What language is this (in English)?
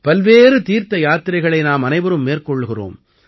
Tamil